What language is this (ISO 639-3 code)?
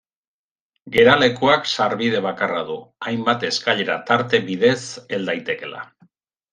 eus